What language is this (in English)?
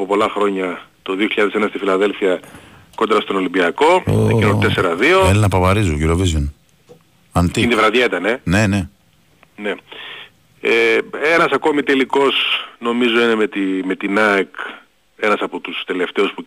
Greek